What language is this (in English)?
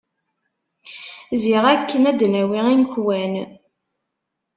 Kabyle